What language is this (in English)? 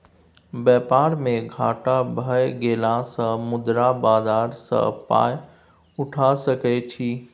Maithili